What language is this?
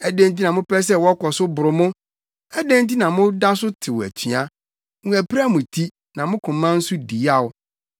Akan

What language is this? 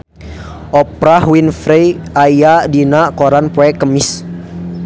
Sundanese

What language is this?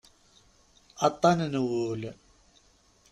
Kabyle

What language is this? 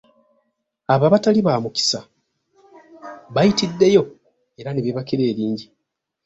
Ganda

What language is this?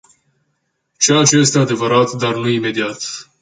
Romanian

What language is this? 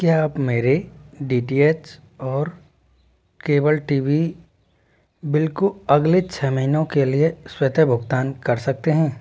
Hindi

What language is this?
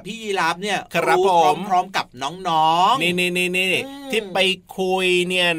Thai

